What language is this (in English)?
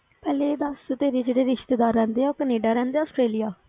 Punjabi